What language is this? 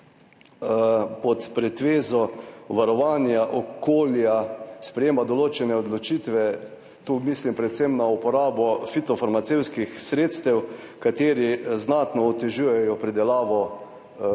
Slovenian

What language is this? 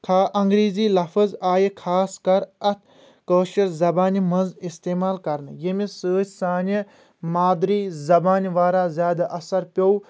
Kashmiri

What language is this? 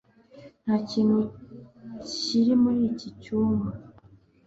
Kinyarwanda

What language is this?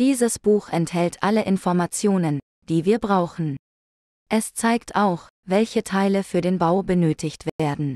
German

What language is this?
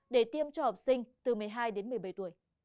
Vietnamese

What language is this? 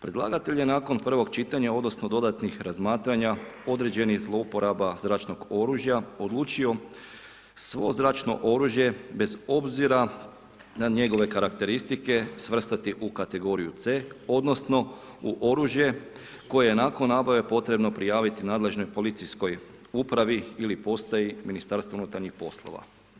Croatian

